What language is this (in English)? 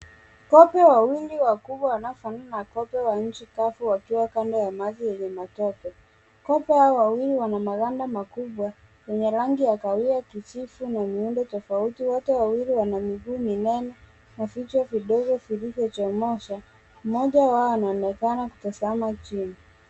Swahili